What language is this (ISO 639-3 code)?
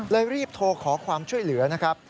tha